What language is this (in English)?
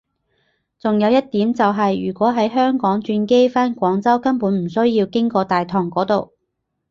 Cantonese